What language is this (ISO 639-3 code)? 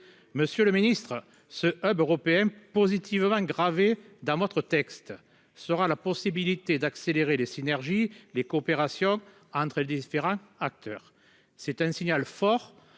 fra